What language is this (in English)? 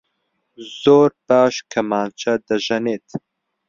Central Kurdish